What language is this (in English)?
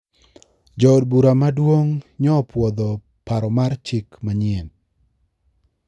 Luo (Kenya and Tanzania)